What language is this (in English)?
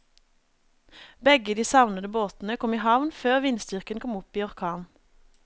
Norwegian